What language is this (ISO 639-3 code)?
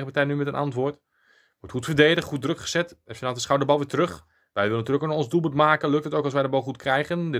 nld